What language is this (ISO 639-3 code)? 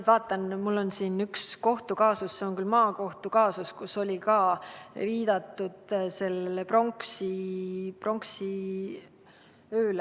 est